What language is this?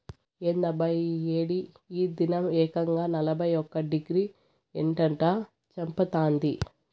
Telugu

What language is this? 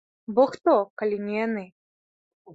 Belarusian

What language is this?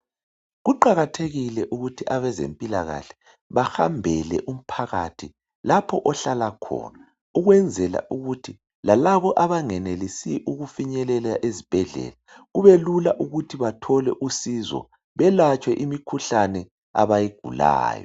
North Ndebele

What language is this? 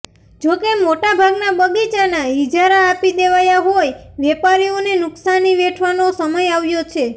Gujarati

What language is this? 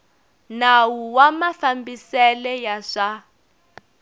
Tsonga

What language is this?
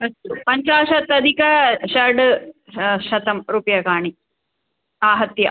Sanskrit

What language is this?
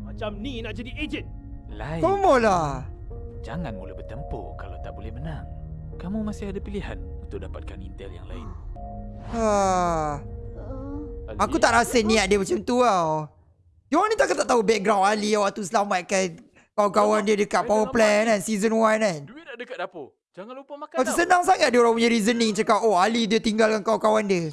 Malay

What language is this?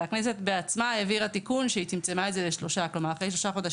Hebrew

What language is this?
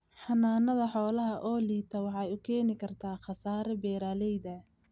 Somali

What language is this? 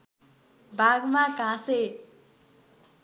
Nepali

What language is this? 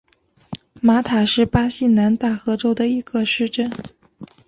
Chinese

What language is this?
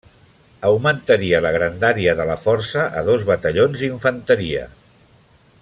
Catalan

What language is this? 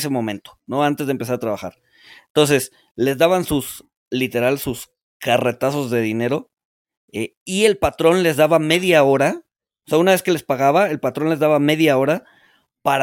Spanish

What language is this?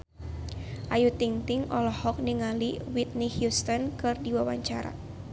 Sundanese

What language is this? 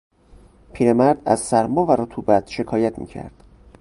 Persian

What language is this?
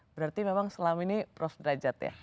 Indonesian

